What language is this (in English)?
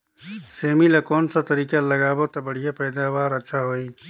Chhattisgarhi